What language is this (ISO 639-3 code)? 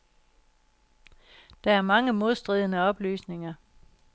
dan